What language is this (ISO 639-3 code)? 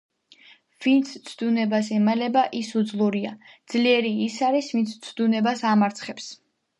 kat